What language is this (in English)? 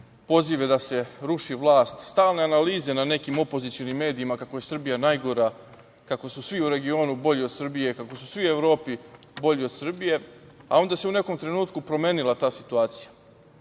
Serbian